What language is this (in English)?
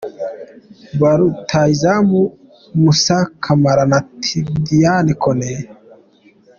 Kinyarwanda